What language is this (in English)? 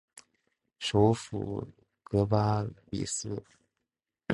Chinese